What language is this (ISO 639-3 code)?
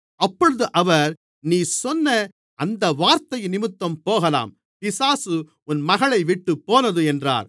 tam